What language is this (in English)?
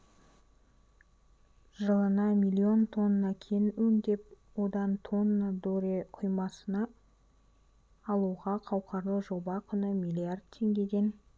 Kazakh